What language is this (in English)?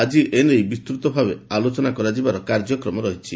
Odia